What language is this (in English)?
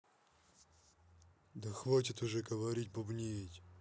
Russian